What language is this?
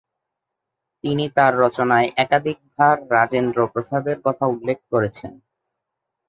Bangla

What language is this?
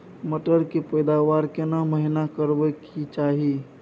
Maithili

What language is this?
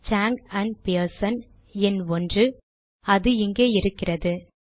Tamil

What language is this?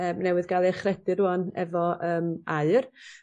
Welsh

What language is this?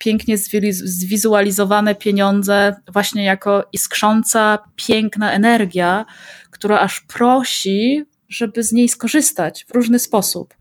Polish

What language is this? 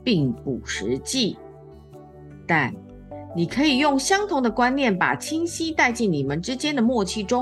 Chinese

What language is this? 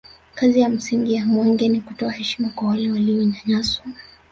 Swahili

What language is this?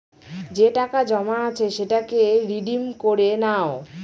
Bangla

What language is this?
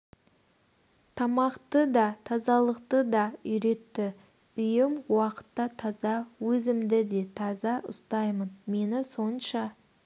Kazakh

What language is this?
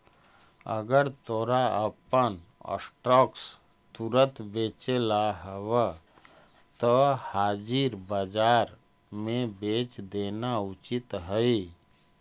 Magahi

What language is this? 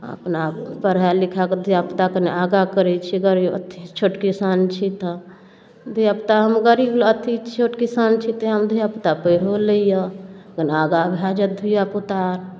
Maithili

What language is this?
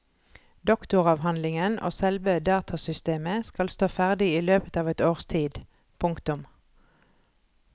Norwegian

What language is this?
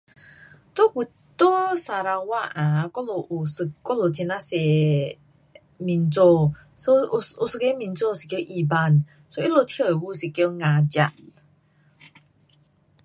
Pu-Xian Chinese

